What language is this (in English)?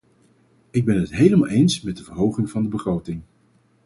Dutch